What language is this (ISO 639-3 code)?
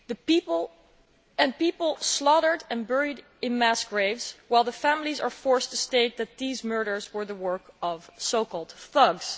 eng